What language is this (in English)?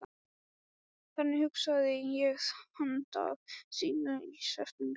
Icelandic